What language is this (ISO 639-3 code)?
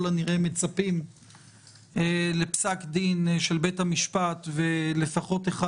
heb